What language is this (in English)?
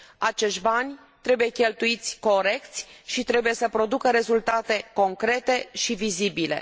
Romanian